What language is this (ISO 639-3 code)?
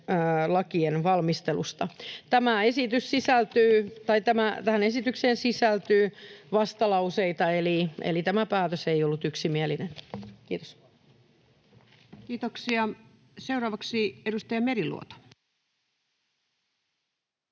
fin